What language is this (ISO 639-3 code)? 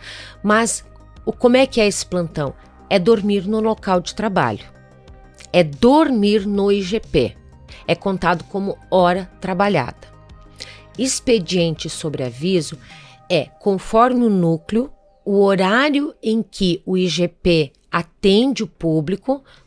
por